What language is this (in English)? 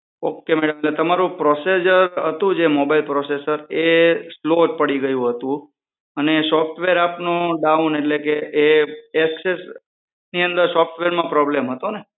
Gujarati